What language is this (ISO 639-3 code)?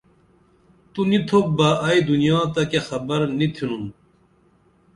dml